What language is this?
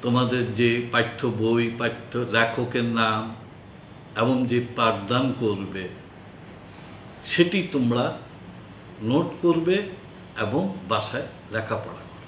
Hindi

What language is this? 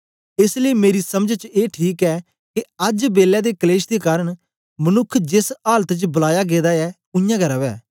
Dogri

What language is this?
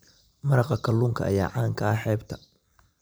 Somali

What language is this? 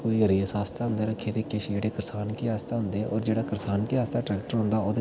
Dogri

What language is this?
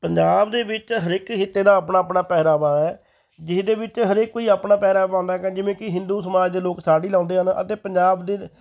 Punjabi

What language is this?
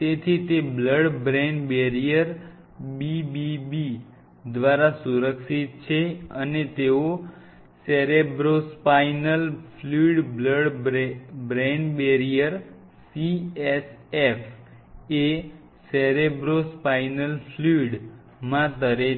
Gujarati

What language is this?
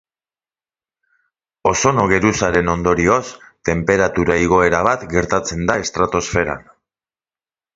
Basque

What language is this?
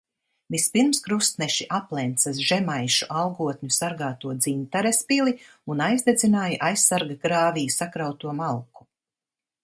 Latvian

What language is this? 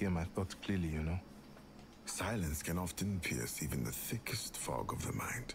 German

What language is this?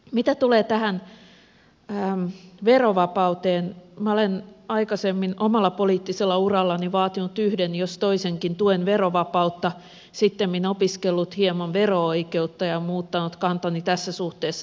Finnish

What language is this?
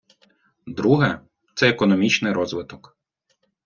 Ukrainian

